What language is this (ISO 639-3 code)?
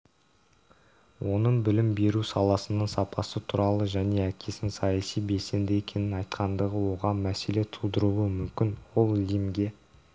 kaz